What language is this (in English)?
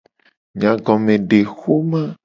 Gen